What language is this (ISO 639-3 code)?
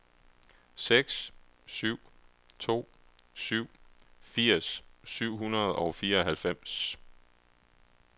dan